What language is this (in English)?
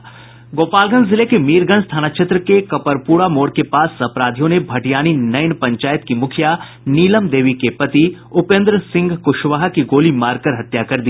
Hindi